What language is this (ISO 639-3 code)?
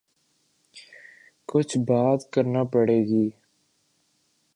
urd